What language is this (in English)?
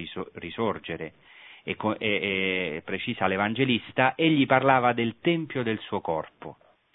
Italian